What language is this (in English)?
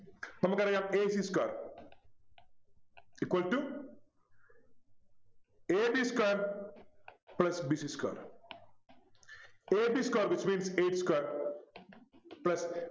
Malayalam